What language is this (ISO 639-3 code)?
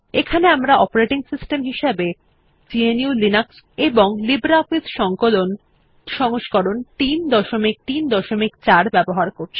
ben